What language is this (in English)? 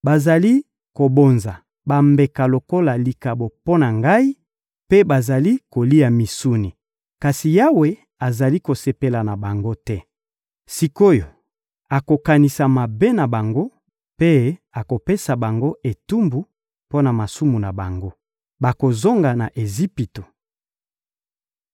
Lingala